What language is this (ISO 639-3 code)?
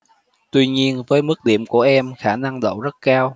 vie